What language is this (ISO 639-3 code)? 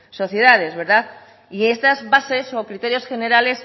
spa